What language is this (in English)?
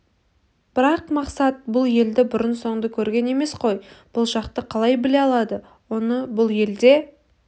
Kazakh